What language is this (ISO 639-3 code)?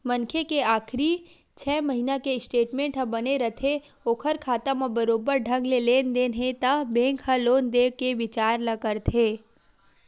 hne